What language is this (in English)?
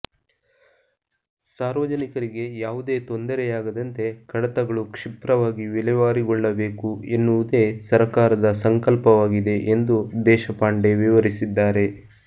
Kannada